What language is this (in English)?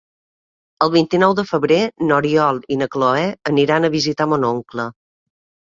Catalan